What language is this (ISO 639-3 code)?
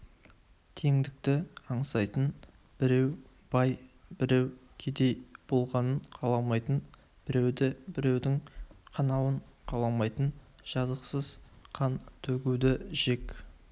kaz